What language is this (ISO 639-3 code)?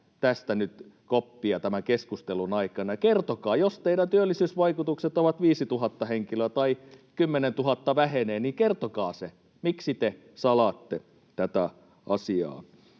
fin